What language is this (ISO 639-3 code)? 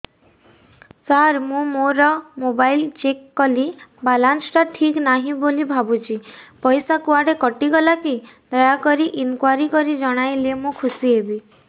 ori